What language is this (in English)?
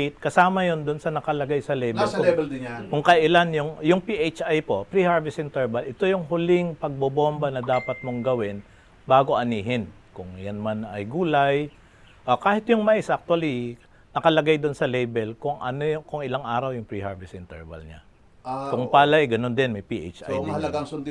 Filipino